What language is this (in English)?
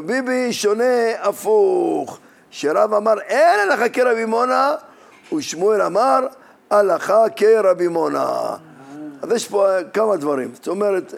Hebrew